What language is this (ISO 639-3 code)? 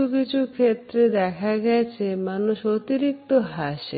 ben